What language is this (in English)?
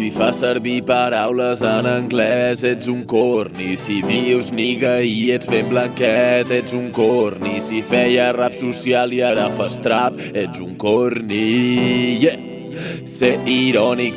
Italian